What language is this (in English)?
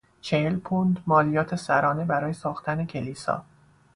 Persian